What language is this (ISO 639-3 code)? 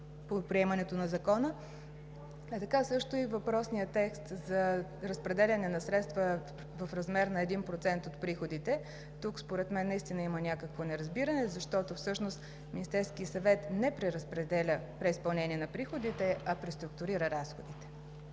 bul